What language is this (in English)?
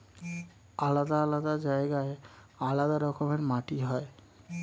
Bangla